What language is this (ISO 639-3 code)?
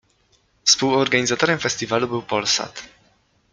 pol